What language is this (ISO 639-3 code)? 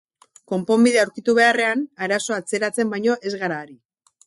eus